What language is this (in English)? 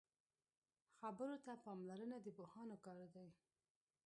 Pashto